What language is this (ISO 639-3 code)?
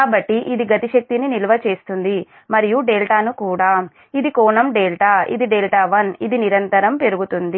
tel